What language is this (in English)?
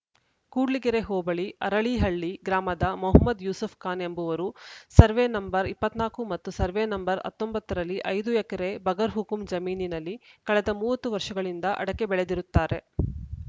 Kannada